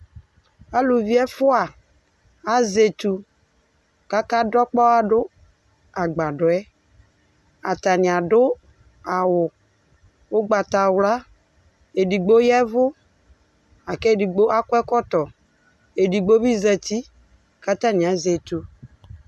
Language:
Ikposo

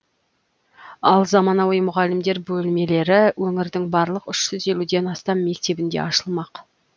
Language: Kazakh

